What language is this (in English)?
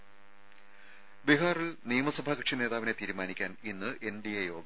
Malayalam